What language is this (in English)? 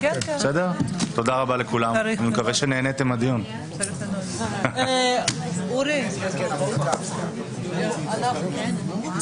Hebrew